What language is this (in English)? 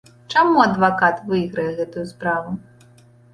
Belarusian